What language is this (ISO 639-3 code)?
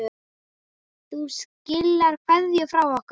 isl